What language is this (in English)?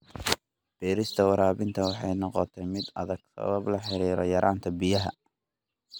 Somali